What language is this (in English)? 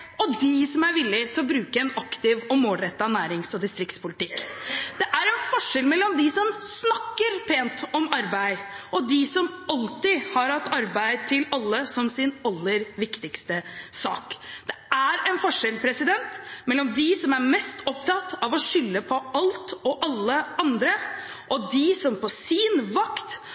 Norwegian Bokmål